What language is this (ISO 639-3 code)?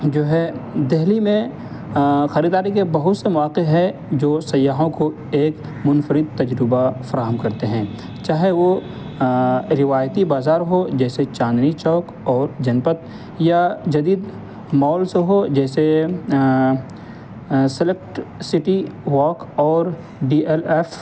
urd